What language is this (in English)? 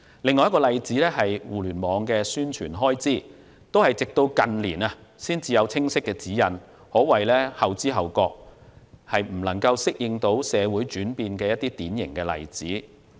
Cantonese